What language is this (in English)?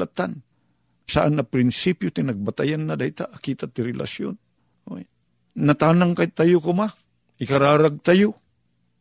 Filipino